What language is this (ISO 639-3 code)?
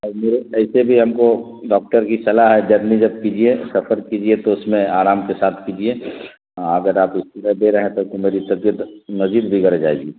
urd